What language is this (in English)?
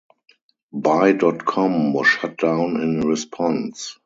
English